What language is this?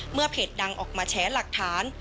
Thai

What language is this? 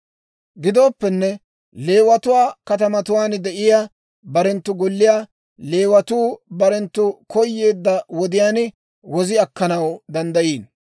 Dawro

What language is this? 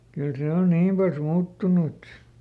Finnish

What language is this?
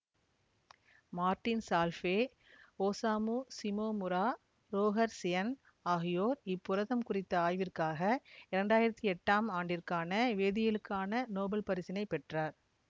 Tamil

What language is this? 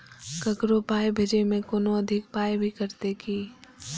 Maithili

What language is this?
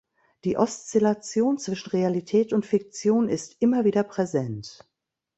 German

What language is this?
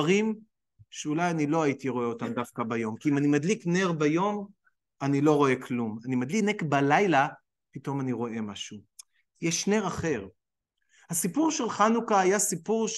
Hebrew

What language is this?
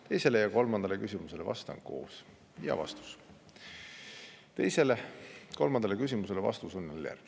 Estonian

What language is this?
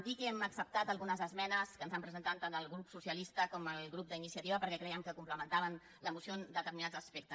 Catalan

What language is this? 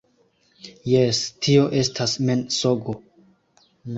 Esperanto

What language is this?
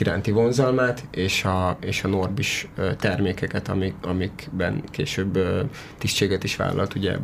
Hungarian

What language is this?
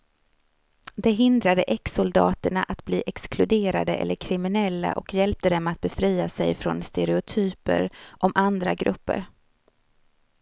Swedish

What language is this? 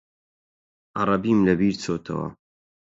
Central Kurdish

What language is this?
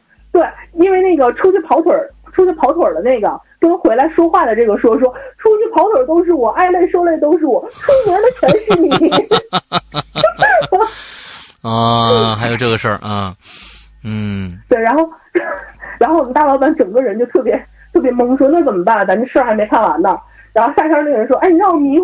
Chinese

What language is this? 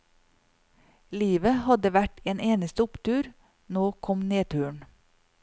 Norwegian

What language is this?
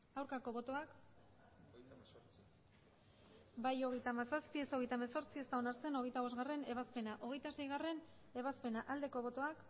Basque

